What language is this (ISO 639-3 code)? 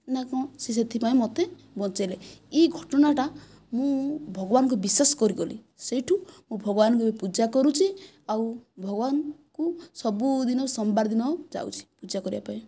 ori